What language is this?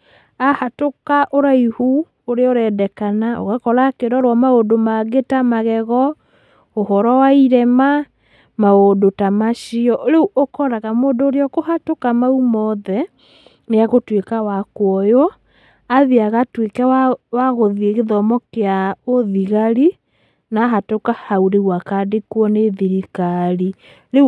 Kikuyu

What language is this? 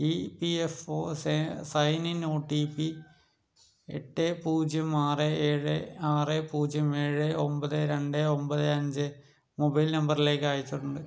Malayalam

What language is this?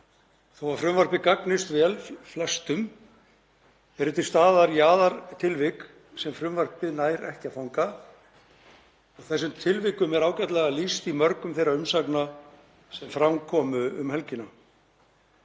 Icelandic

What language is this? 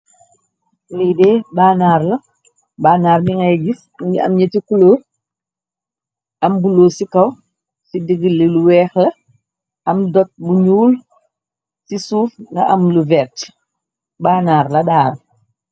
Wolof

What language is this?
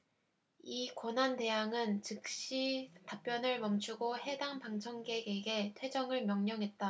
Korean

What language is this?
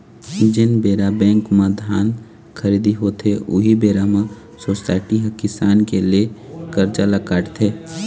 Chhattisgarhi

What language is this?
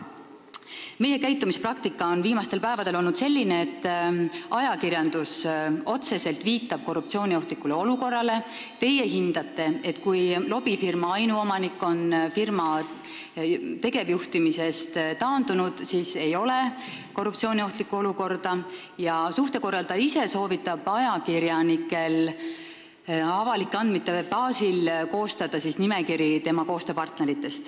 Estonian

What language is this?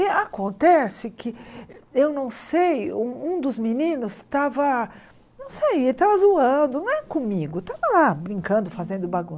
Portuguese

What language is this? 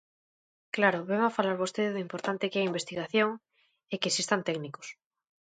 Galician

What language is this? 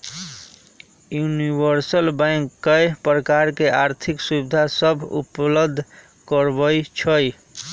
Magahi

